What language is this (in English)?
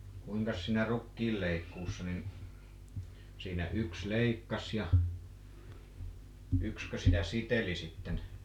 Finnish